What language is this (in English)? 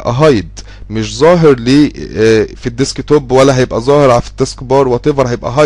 Arabic